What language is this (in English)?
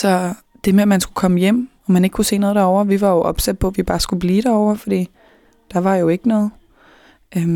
Danish